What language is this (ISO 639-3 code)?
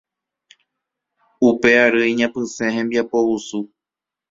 grn